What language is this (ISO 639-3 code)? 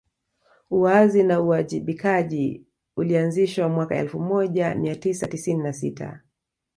swa